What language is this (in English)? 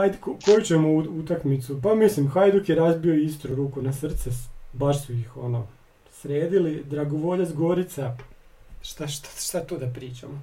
Croatian